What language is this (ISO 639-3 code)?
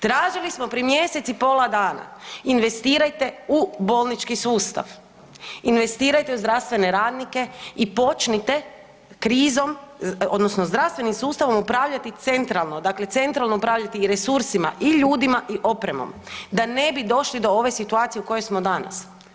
hrv